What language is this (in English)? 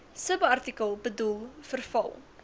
Afrikaans